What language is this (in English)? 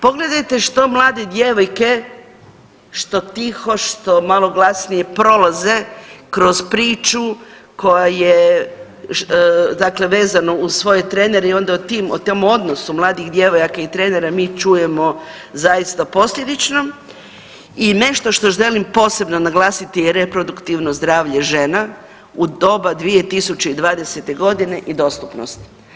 Croatian